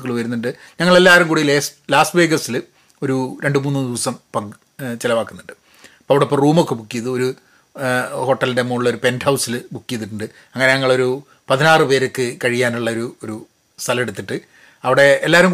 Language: Malayalam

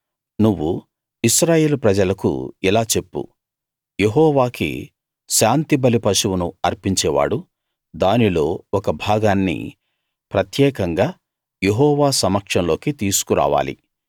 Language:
Telugu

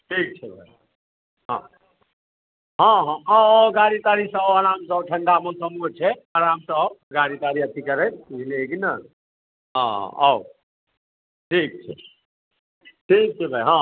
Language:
Maithili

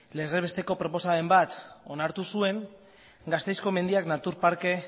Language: Basque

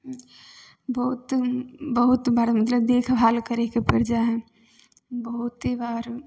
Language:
Maithili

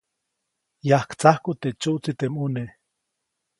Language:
Copainalá Zoque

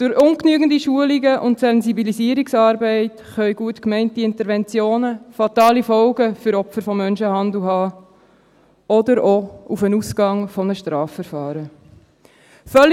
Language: Swiss German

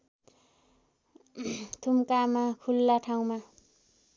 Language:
Nepali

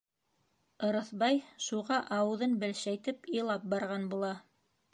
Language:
Bashkir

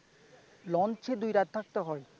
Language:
Bangla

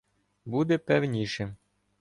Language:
Ukrainian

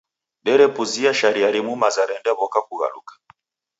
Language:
Taita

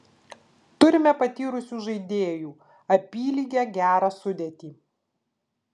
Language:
Lithuanian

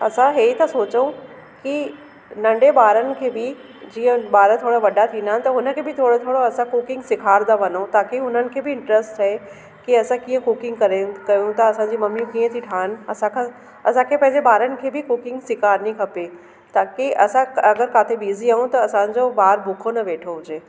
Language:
Sindhi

